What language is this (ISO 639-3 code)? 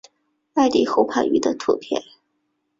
zho